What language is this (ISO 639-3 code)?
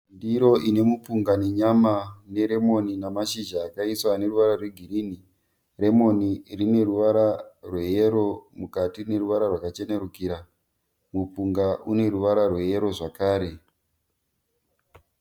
sna